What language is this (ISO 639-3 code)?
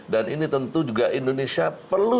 ind